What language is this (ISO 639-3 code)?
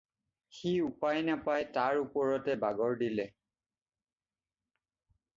asm